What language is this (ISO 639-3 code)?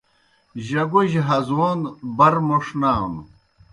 plk